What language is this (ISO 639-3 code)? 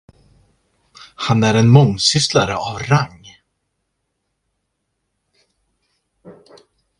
swe